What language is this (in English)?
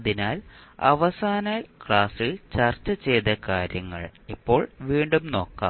Malayalam